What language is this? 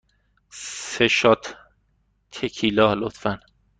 Persian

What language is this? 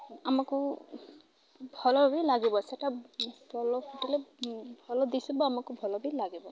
Odia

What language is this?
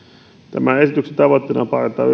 Finnish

